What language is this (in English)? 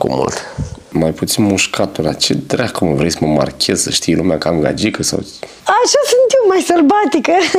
Romanian